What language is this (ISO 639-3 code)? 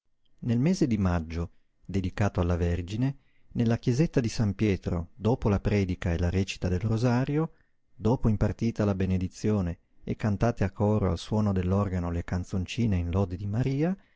ita